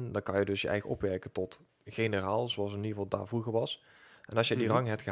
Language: Dutch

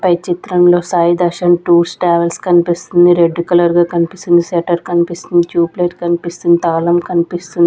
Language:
Telugu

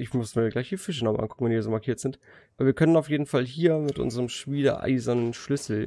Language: German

